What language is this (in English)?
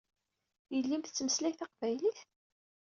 Kabyle